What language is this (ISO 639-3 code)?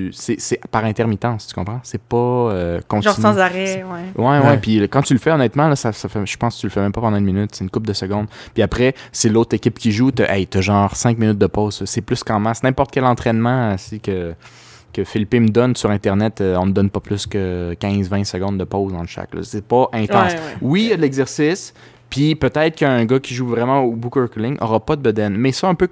fra